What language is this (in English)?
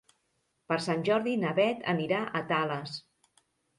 Catalan